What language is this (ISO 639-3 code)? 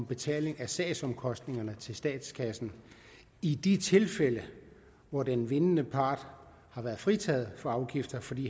dan